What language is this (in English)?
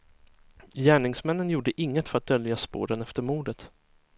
Swedish